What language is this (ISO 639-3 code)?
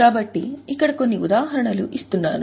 tel